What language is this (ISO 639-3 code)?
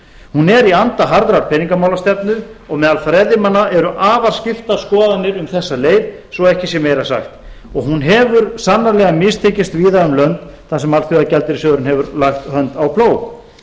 isl